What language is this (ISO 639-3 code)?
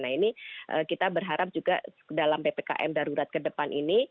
ind